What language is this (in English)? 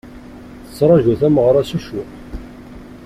Kabyle